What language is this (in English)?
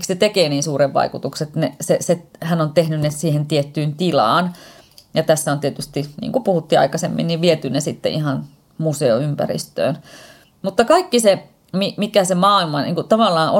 Finnish